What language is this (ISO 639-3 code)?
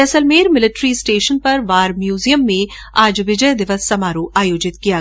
hin